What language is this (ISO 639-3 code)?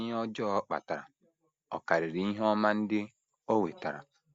ibo